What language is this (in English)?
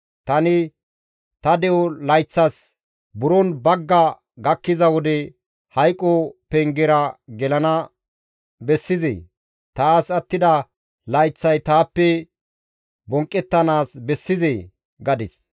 Gamo